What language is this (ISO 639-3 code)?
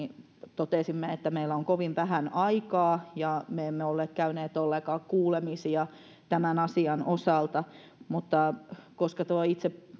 fin